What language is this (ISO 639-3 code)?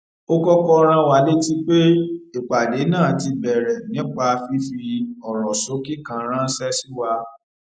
yor